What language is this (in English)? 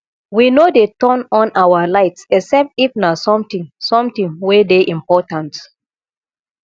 Nigerian Pidgin